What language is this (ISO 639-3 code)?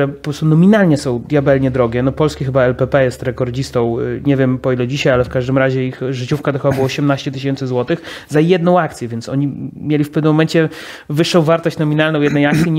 pol